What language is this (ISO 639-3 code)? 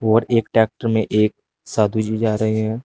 hin